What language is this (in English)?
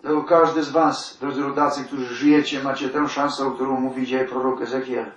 Polish